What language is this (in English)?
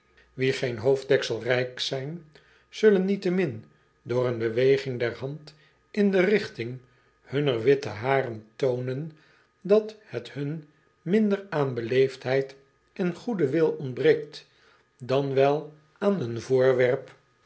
Dutch